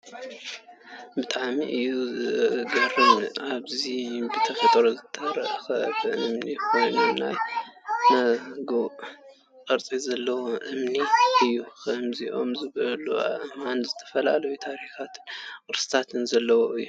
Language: Tigrinya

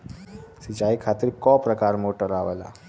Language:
Bhojpuri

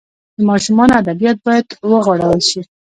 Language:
Pashto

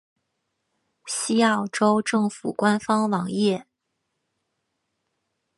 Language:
Chinese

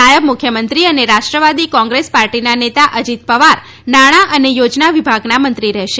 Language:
Gujarati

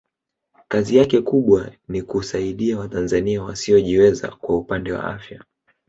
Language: Swahili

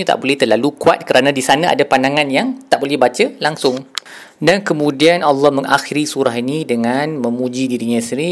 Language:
Malay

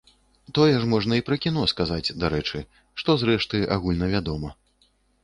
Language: Belarusian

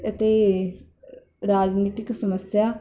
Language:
Punjabi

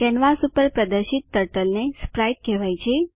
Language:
Gujarati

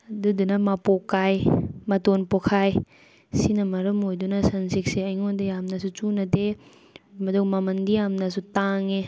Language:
Manipuri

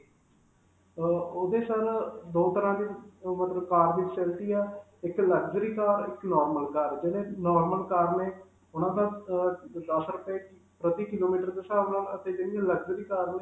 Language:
Punjabi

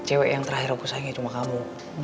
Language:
Indonesian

